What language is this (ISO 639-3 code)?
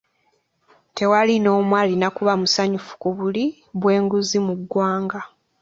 lug